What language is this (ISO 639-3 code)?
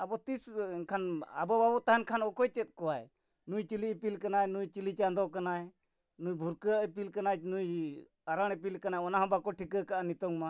sat